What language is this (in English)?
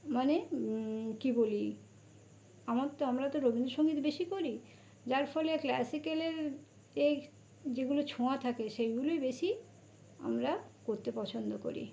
Bangla